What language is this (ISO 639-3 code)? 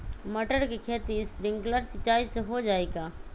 mag